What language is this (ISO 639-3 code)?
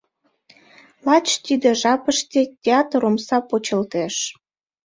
chm